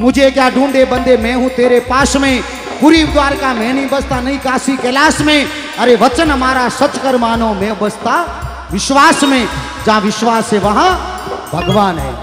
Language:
Hindi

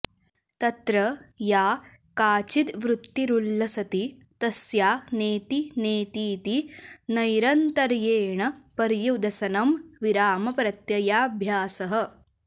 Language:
Sanskrit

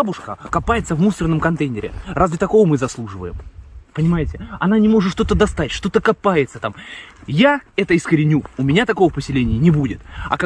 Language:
Russian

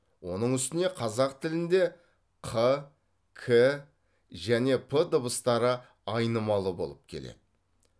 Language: Kazakh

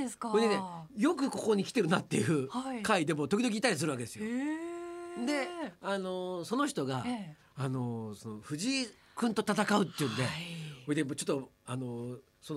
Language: Japanese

